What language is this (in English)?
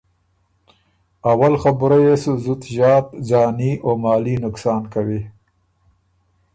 Ormuri